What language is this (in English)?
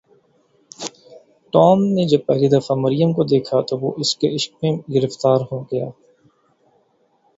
Urdu